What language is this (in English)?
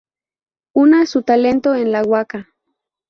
Spanish